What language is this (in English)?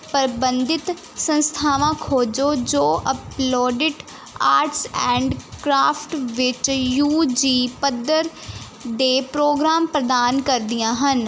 Punjabi